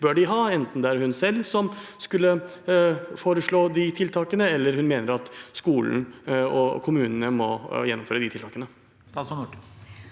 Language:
Norwegian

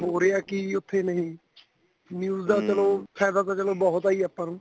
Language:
Punjabi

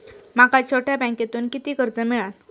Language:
Marathi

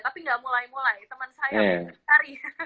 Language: Indonesian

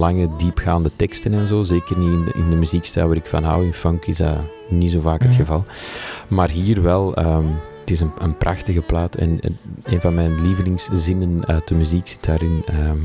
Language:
Dutch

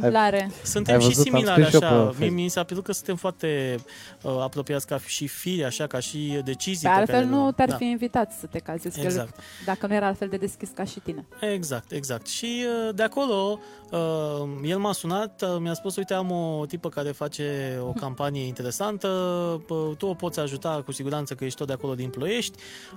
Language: Romanian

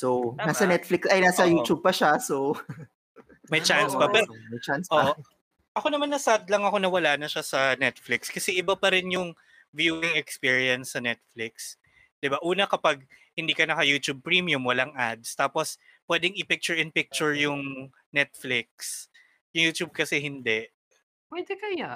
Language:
Filipino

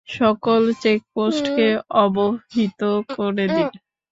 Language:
Bangla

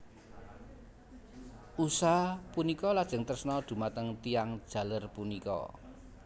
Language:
Javanese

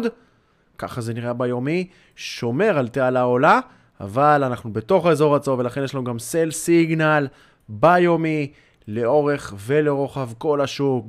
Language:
Hebrew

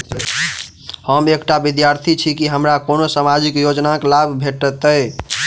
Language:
Maithili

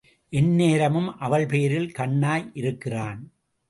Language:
Tamil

